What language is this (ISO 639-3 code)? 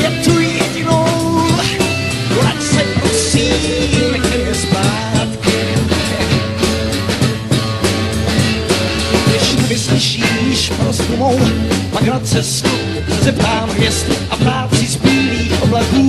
ces